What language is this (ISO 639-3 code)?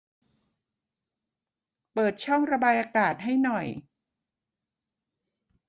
tha